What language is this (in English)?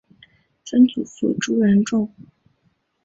Chinese